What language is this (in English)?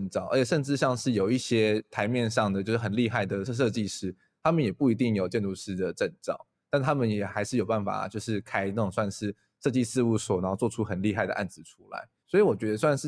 Chinese